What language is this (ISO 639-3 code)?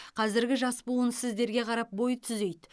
kaz